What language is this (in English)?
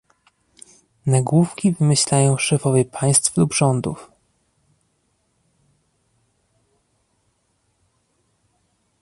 Polish